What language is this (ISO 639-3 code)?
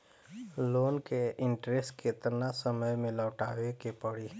bho